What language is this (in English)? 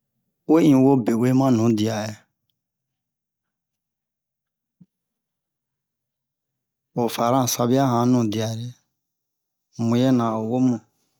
Bomu